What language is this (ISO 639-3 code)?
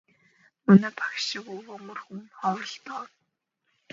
mon